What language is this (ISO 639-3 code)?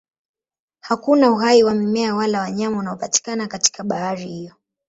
swa